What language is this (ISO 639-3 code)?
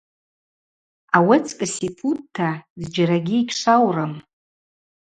abq